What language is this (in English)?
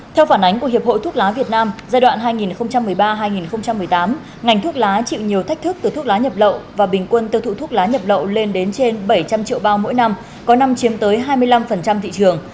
Vietnamese